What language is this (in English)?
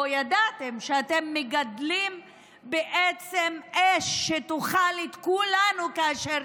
Hebrew